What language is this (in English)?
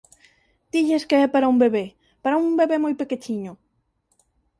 Galician